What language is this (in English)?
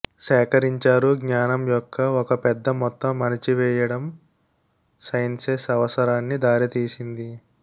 Telugu